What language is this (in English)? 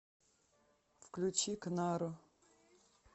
Russian